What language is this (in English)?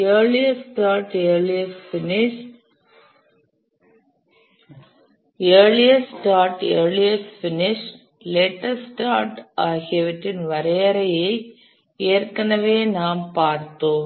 Tamil